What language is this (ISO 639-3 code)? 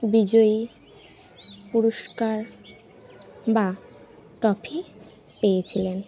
ben